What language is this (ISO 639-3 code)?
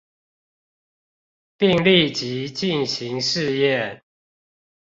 zho